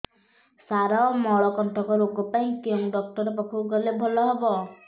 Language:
Odia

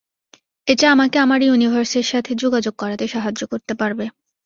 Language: Bangla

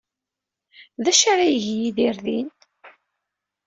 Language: Kabyle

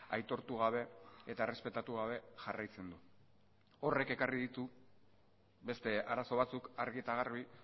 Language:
Basque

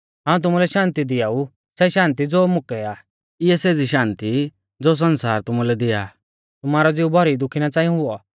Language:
Mahasu Pahari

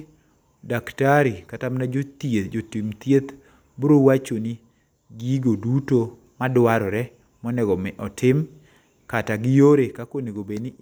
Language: Luo (Kenya and Tanzania)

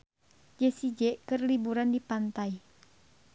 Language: Sundanese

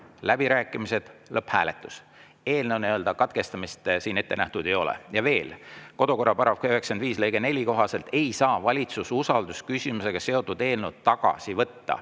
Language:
Estonian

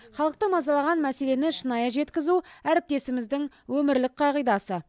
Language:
Kazakh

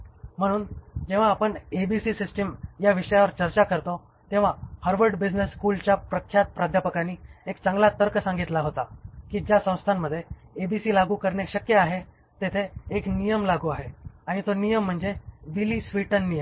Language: Marathi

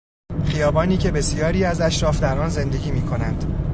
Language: Persian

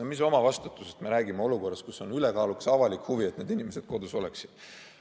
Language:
Estonian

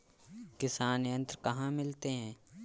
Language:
Hindi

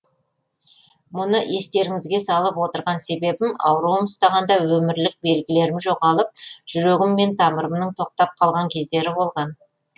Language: Kazakh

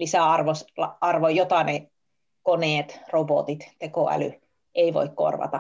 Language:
Finnish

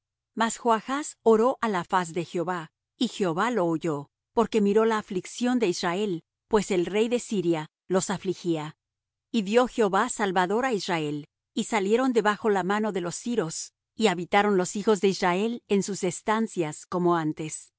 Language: Spanish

